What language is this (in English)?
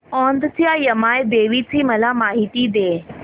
Marathi